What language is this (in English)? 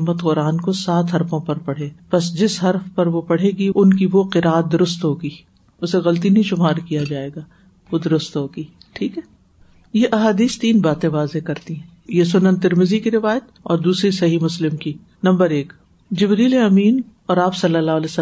Urdu